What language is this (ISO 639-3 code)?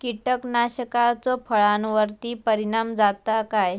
mar